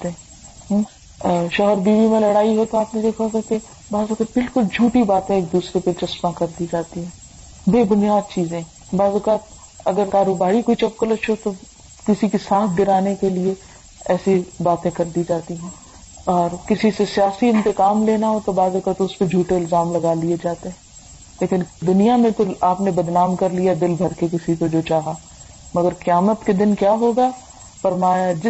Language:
Urdu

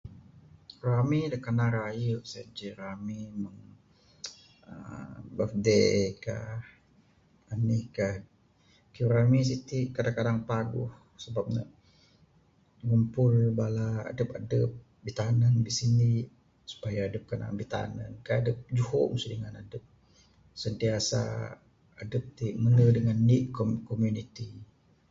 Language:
Bukar-Sadung Bidayuh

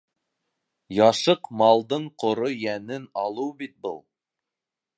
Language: Bashkir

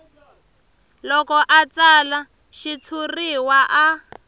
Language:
Tsonga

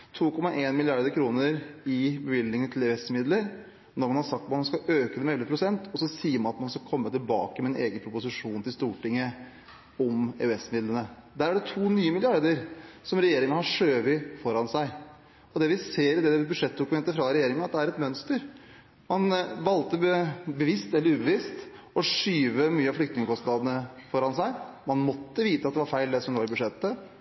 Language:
Norwegian Bokmål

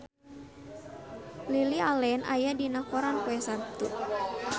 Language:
Sundanese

